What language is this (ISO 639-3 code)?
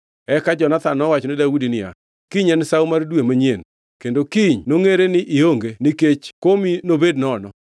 luo